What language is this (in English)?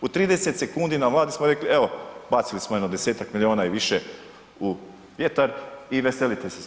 Croatian